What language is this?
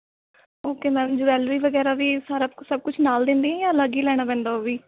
Punjabi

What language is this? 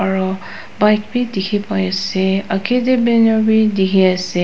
Naga Pidgin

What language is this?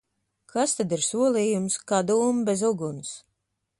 Latvian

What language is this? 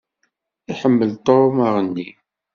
Kabyle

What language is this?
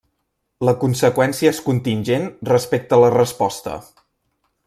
Catalan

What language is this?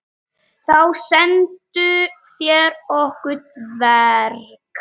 Icelandic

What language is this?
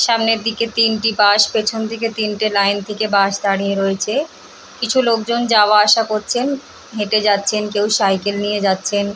Bangla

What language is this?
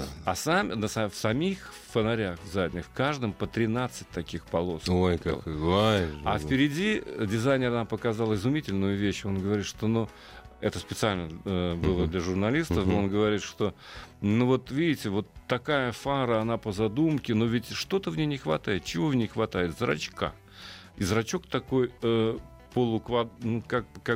Russian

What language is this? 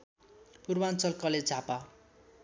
Nepali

